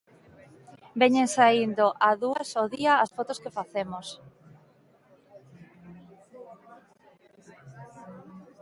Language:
Galician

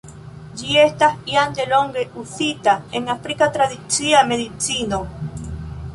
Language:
Esperanto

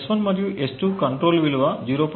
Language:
Telugu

